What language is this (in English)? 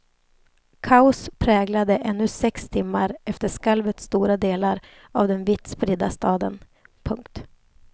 Swedish